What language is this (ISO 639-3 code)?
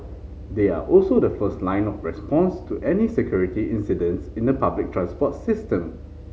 eng